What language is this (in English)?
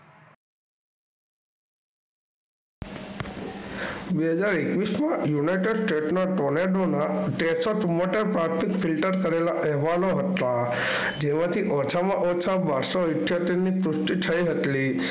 Gujarati